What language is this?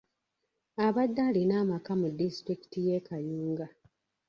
Ganda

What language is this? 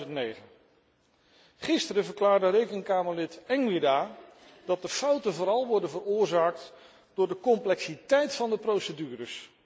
Dutch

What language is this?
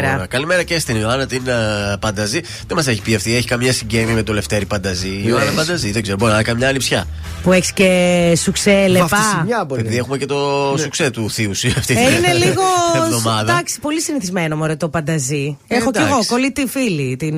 Greek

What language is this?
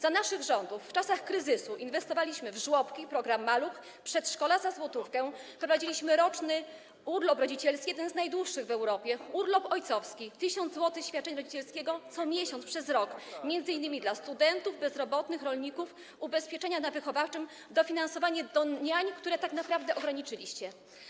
Polish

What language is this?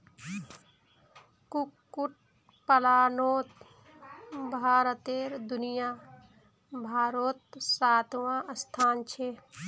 Magahi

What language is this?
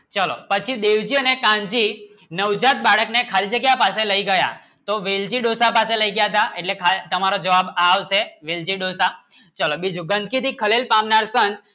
Gujarati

